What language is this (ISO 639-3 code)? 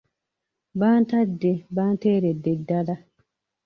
lug